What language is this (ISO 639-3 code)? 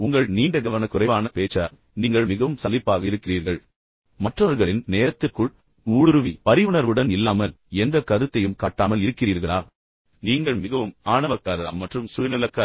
tam